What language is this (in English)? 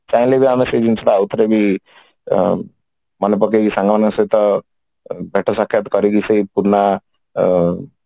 Odia